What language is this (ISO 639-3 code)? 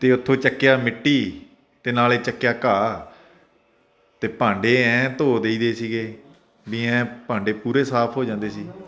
pan